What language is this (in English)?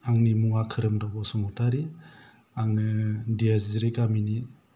Bodo